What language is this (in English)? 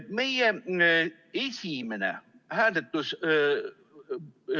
Estonian